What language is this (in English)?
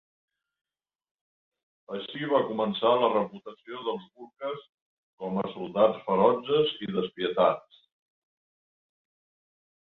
Catalan